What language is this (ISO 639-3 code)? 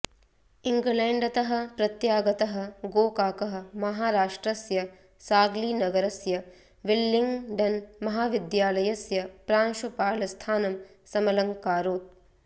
san